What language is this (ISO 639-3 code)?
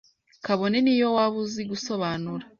kin